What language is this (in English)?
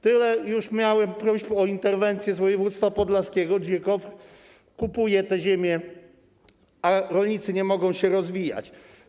Polish